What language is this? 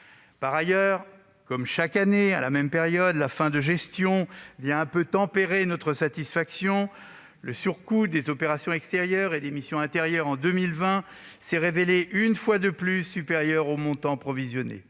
French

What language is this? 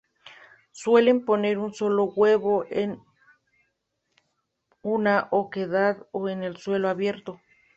Spanish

